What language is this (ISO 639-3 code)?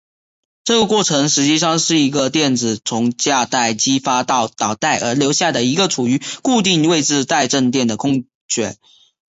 zho